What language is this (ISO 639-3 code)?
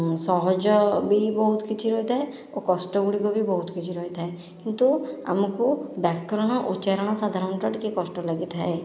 ori